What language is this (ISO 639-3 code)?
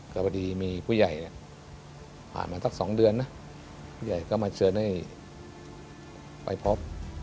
tha